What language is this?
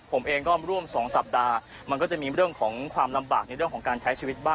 Thai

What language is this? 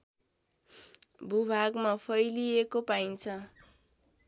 Nepali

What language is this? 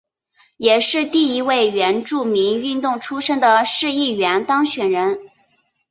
Chinese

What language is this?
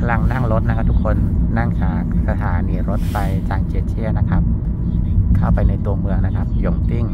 Thai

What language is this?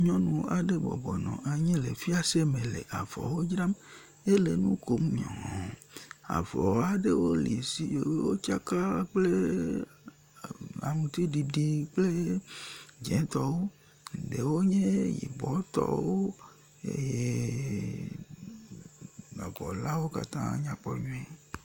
Ewe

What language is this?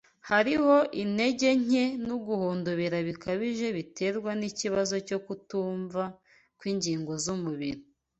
Kinyarwanda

